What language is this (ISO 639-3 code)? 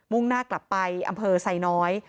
tha